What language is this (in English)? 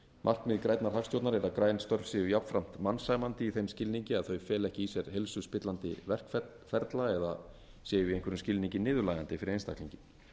Icelandic